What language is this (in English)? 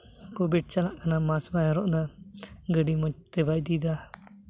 Santali